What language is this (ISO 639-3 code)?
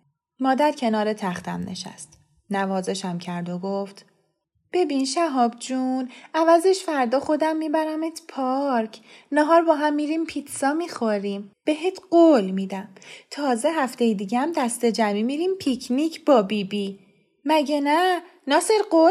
fas